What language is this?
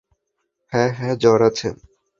Bangla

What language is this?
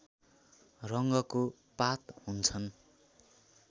Nepali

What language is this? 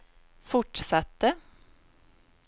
Swedish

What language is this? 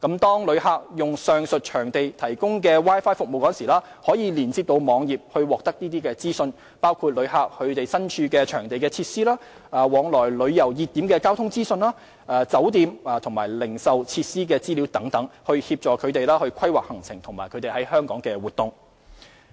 Cantonese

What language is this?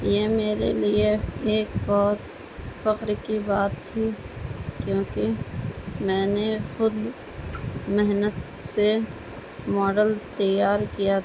Urdu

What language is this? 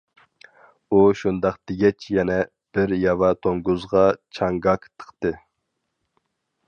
Uyghur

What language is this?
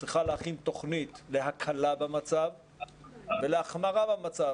Hebrew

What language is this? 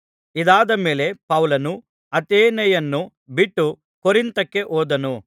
Kannada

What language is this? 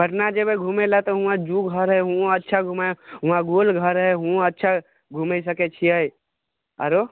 Maithili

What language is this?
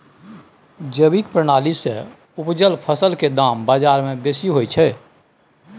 Maithili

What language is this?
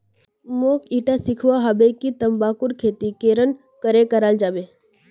Magahi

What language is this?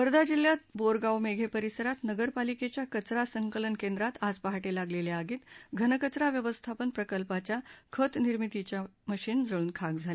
Marathi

